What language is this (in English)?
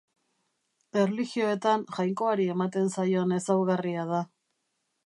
Basque